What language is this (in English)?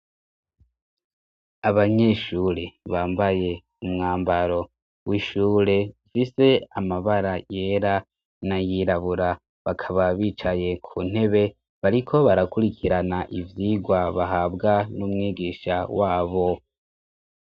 Rundi